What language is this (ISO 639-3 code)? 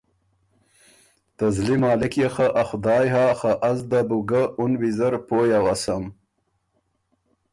oru